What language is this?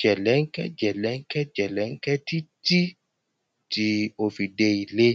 Yoruba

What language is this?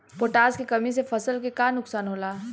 Bhojpuri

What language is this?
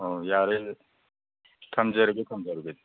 Manipuri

